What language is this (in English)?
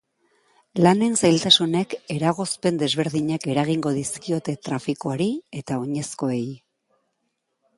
Basque